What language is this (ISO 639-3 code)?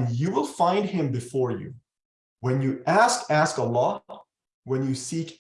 eng